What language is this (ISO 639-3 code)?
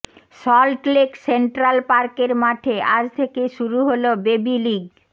ben